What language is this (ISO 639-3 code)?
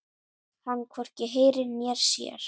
isl